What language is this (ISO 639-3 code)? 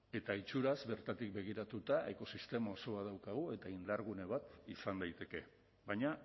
eus